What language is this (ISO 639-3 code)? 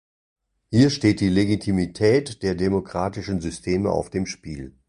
deu